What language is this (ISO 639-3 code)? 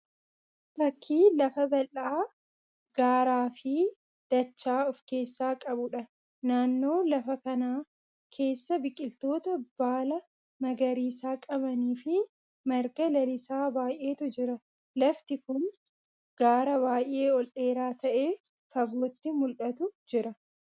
orm